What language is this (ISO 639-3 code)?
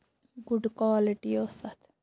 kas